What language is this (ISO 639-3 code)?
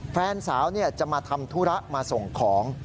tha